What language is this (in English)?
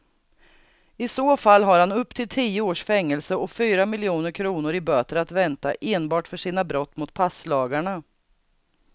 Swedish